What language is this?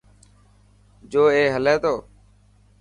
Dhatki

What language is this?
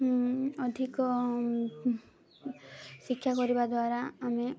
Odia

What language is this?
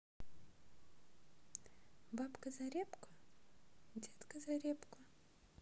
Russian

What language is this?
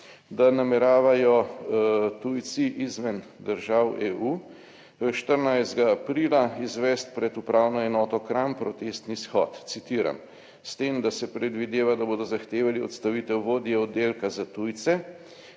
Slovenian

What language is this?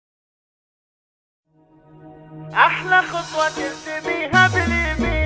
Arabic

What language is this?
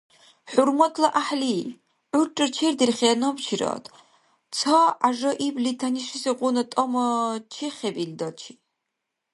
Dargwa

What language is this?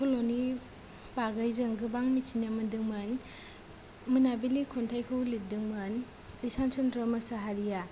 Bodo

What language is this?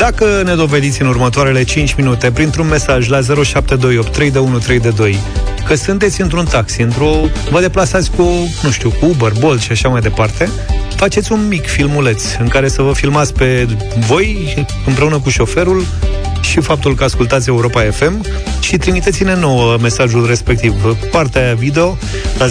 Romanian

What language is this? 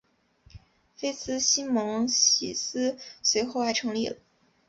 Chinese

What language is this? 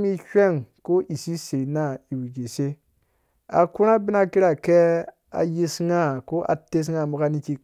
Dũya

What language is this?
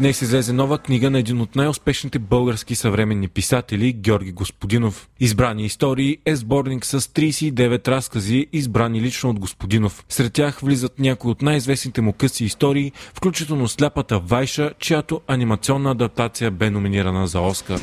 Bulgarian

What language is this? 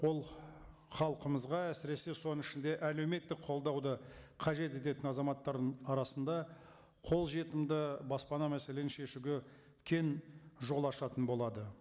Kazakh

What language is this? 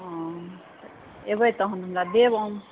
Maithili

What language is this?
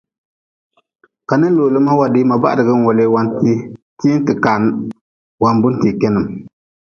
Nawdm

